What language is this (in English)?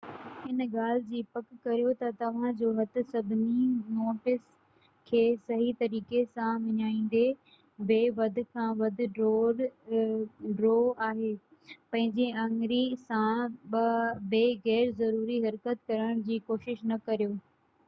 Sindhi